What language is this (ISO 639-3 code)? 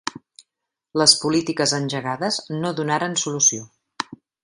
cat